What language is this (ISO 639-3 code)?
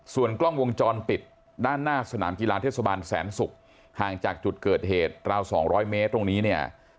tha